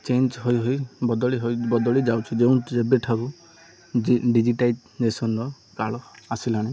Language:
Odia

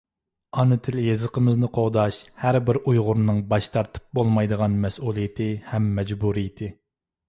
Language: Uyghur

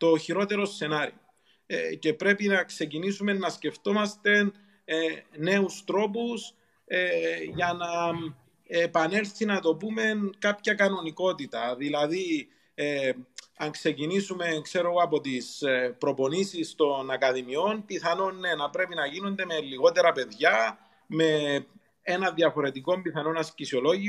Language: Greek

